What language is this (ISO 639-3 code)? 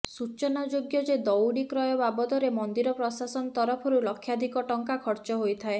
ori